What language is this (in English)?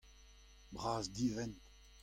Breton